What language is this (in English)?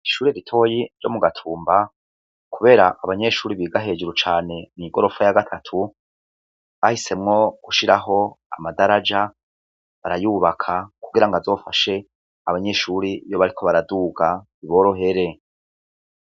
Rundi